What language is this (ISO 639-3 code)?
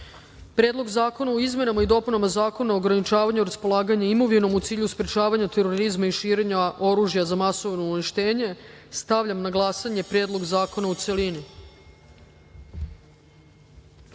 srp